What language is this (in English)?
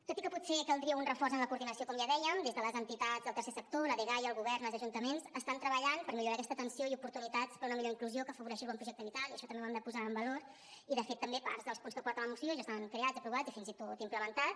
Catalan